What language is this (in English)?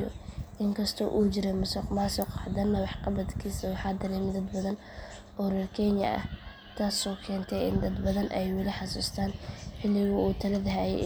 Somali